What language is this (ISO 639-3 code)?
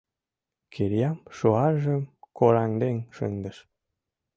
chm